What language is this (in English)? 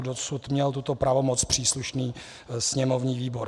Czech